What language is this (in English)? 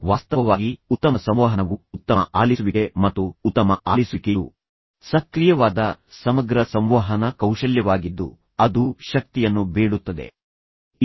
Kannada